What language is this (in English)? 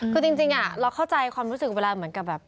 Thai